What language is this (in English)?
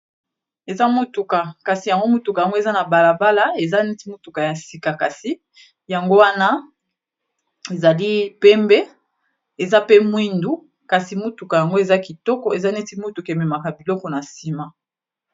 Lingala